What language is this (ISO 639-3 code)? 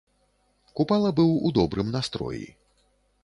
bel